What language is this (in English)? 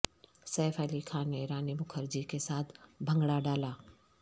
Urdu